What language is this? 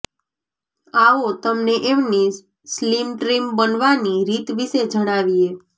Gujarati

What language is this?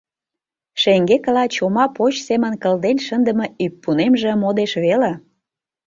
Mari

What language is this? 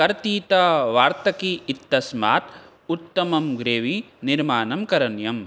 Sanskrit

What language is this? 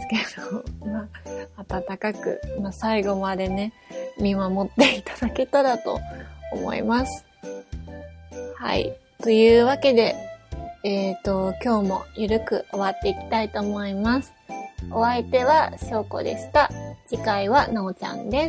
Japanese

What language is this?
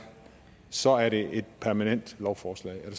Danish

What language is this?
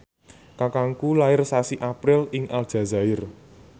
Javanese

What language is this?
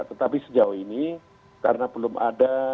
Indonesian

